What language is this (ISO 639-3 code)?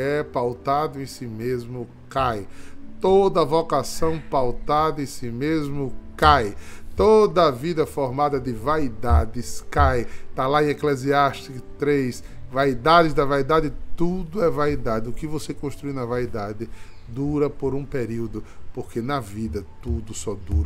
por